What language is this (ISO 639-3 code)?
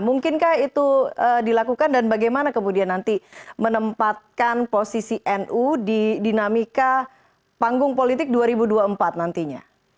ind